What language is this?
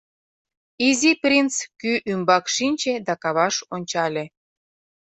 Mari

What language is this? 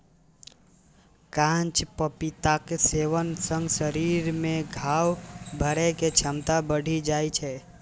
Maithili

